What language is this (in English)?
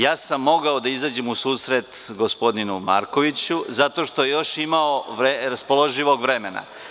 Serbian